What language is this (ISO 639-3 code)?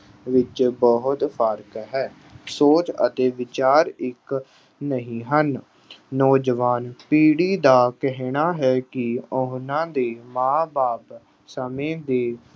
pan